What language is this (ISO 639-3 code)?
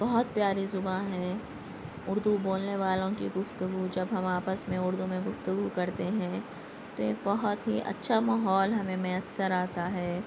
urd